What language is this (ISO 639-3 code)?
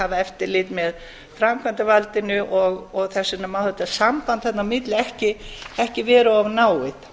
isl